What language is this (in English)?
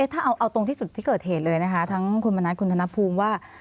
Thai